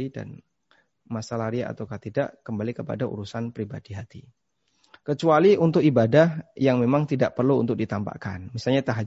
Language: Indonesian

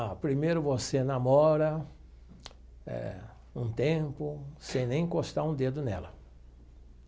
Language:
Portuguese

